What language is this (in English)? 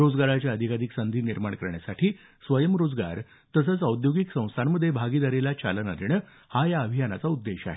Marathi